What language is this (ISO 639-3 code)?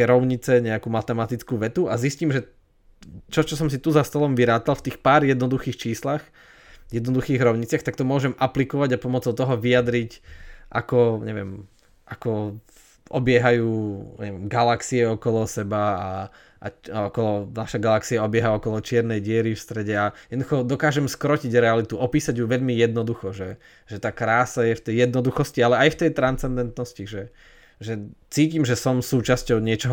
slk